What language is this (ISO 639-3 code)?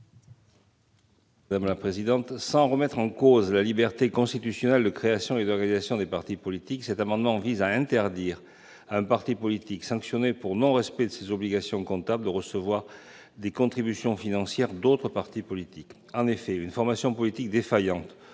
fra